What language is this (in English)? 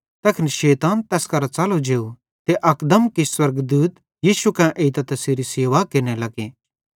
Bhadrawahi